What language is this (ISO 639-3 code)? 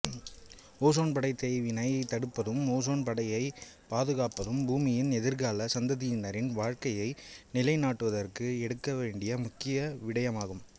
tam